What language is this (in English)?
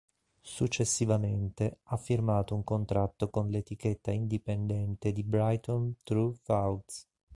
Italian